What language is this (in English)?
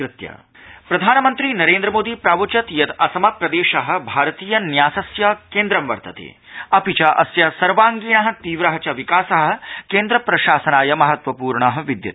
Sanskrit